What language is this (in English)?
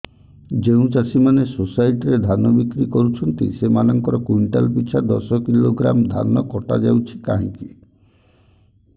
Odia